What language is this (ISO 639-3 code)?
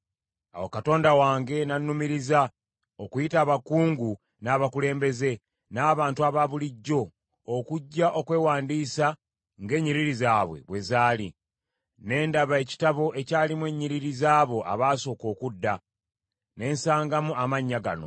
lug